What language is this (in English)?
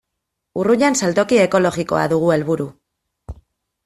Basque